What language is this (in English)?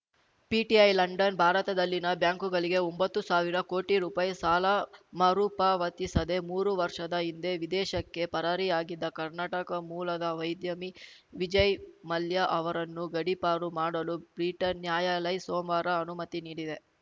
Kannada